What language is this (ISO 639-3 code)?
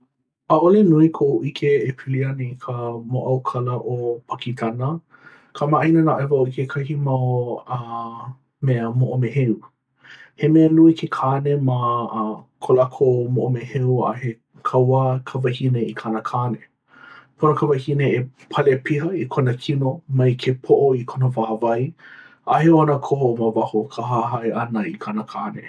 haw